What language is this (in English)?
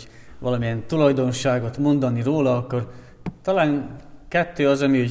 Hungarian